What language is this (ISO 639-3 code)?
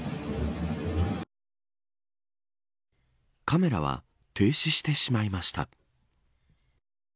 jpn